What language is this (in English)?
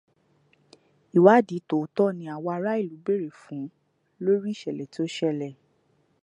Yoruba